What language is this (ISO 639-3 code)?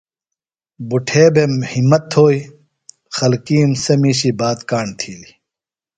phl